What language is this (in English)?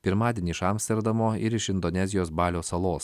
Lithuanian